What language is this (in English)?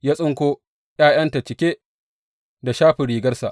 Hausa